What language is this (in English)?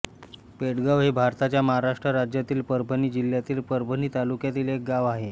Marathi